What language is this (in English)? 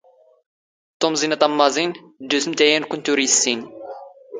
Standard Moroccan Tamazight